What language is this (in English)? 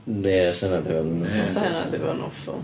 Welsh